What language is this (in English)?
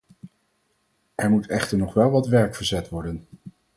Dutch